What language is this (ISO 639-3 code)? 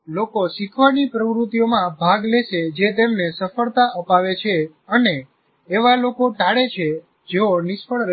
guj